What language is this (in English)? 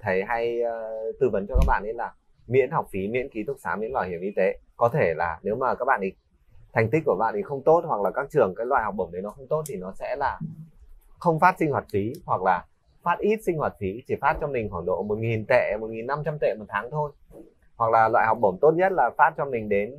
Vietnamese